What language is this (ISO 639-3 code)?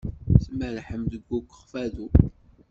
kab